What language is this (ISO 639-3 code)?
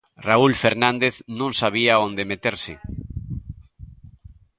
glg